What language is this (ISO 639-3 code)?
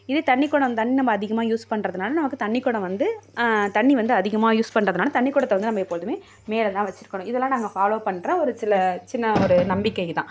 tam